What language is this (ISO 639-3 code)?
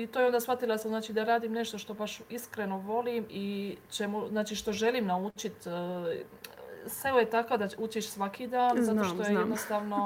hrv